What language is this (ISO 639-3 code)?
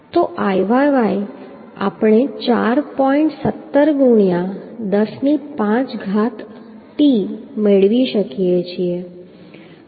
guj